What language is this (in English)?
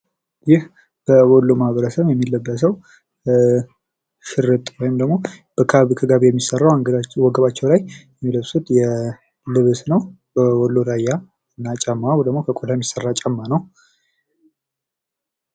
Amharic